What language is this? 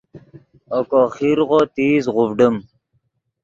Yidgha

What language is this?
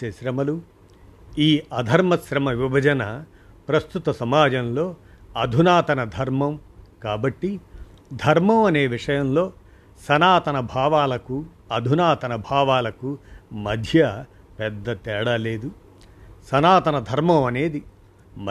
Telugu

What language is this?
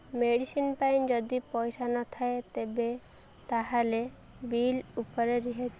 Odia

